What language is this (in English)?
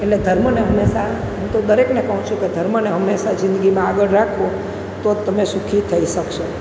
Gujarati